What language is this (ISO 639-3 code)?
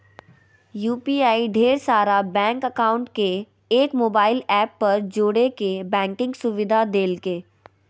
mag